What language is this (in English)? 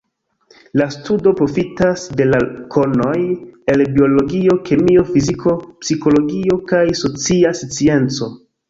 Esperanto